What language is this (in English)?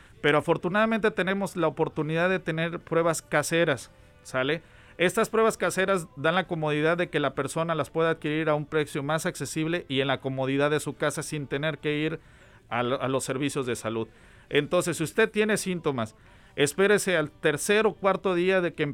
Spanish